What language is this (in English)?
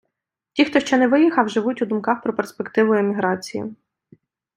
Ukrainian